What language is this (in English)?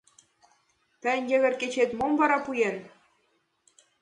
Mari